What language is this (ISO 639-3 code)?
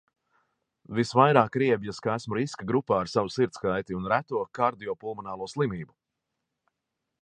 lav